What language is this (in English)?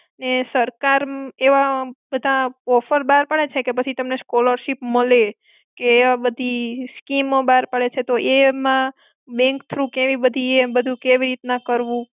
Gujarati